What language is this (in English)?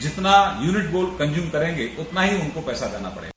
Hindi